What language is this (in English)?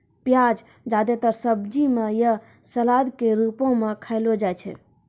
Maithili